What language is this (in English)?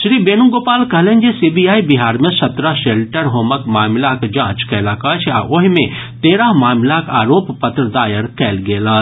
Maithili